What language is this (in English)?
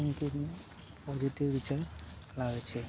Gujarati